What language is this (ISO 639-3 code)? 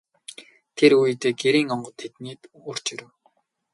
mon